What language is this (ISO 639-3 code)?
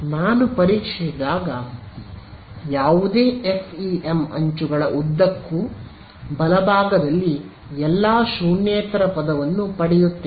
kan